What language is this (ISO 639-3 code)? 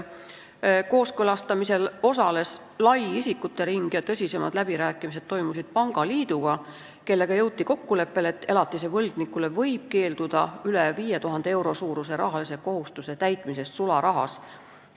est